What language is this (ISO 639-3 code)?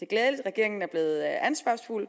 dan